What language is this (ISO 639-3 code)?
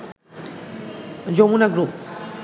ben